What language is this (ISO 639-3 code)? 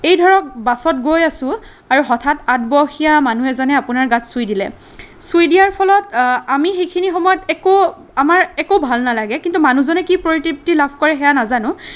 asm